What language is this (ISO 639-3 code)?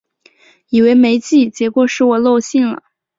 zho